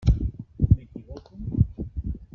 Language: Catalan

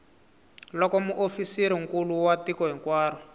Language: Tsonga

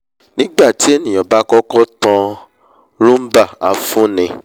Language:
Yoruba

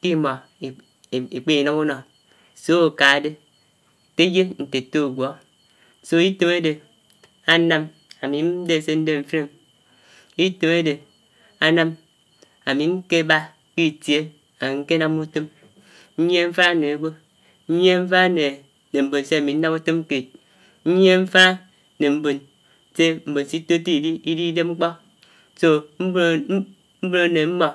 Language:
Anaang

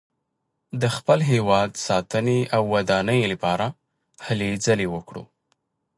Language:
Pashto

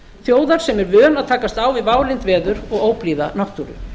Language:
Icelandic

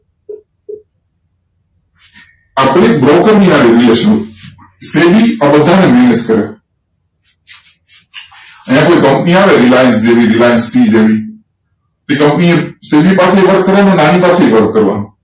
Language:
Gujarati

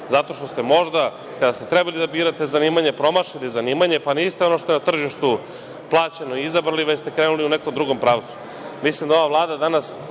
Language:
Serbian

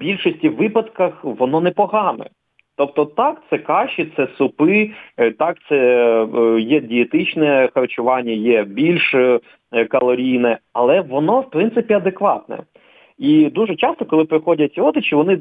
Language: Ukrainian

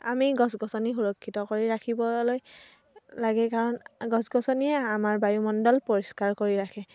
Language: Assamese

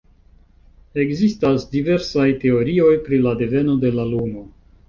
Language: Esperanto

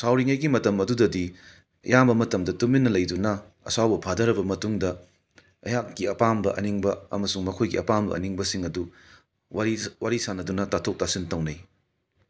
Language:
Manipuri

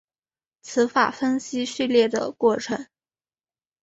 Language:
Chinese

